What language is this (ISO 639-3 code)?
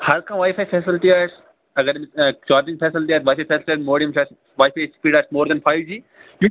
kas